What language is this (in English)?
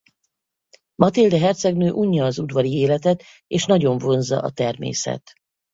Hungarian